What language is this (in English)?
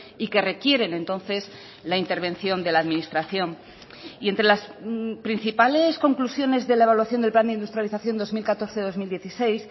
Spanish